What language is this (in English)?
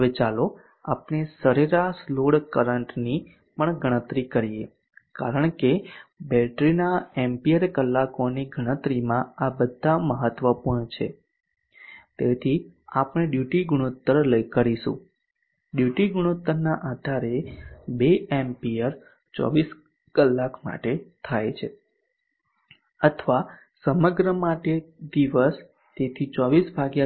Gujarati